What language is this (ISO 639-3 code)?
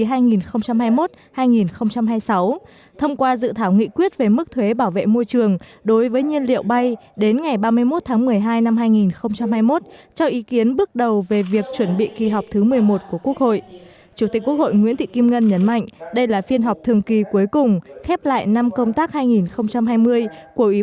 vie